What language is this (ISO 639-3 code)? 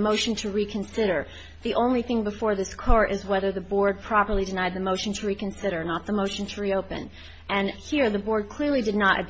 eng